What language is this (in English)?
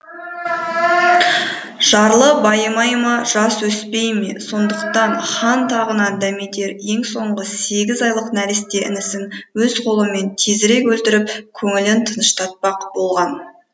Kazakh